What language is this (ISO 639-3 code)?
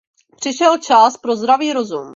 ces